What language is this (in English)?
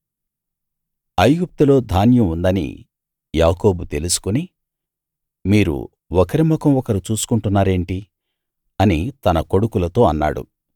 Telugu